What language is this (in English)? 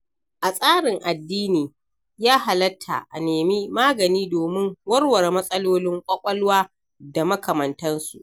Hausa